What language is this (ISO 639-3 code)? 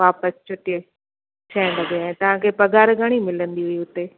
snd